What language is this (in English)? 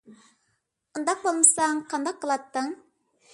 Uyghur